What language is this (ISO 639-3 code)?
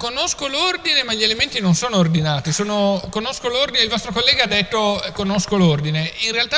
ita